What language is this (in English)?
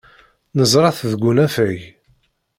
Kabyle